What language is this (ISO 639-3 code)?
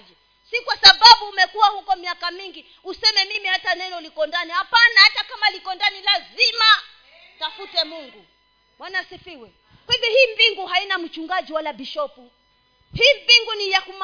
swa